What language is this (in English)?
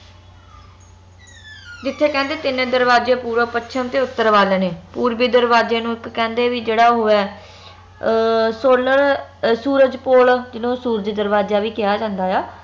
Punjabi